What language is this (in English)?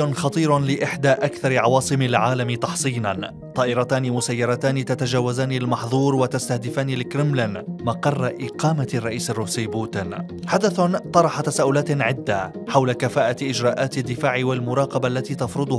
Arabic